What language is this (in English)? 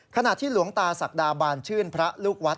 Thai